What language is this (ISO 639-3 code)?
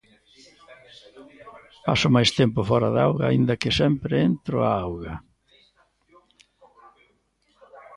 glg